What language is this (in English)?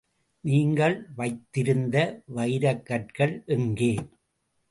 Tamil